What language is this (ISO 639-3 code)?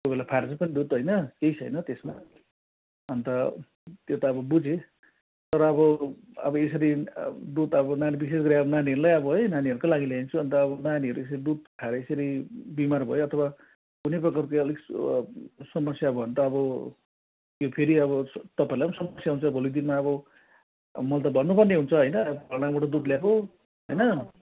nep